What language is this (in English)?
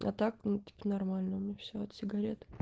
Russian